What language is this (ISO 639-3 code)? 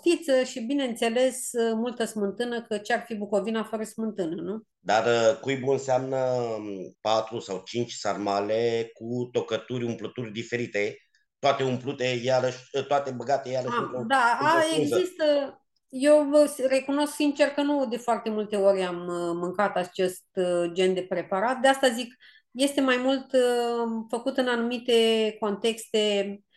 ron